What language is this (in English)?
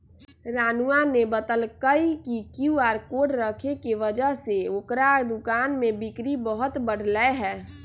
Magahi